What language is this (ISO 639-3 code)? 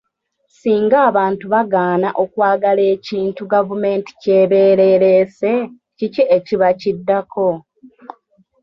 lug